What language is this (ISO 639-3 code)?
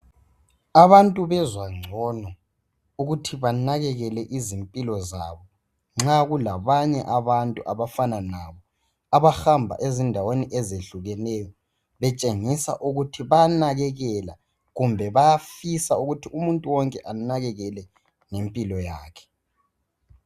nde